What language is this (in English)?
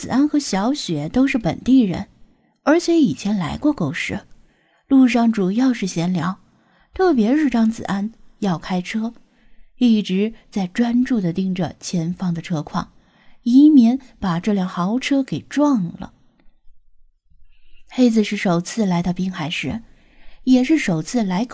Chinese